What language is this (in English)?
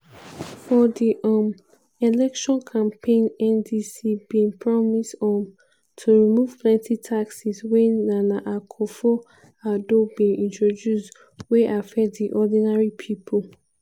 Nigerian Pidgin